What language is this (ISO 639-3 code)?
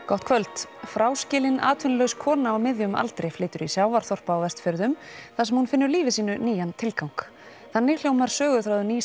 isl